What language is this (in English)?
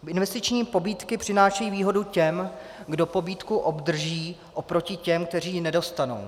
Czech